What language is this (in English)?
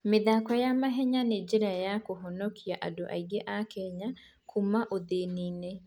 Kikuyu